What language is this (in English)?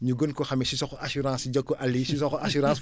Wolof